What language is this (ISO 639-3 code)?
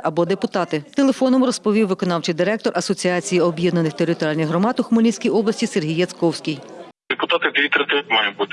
ukr